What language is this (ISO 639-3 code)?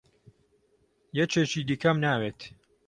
ckb